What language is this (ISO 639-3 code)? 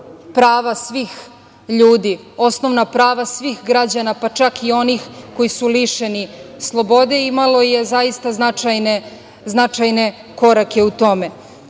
srp